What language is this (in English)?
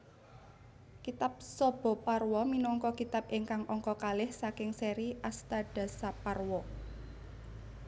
Javanese